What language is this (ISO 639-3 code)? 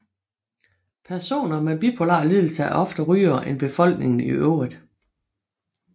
dan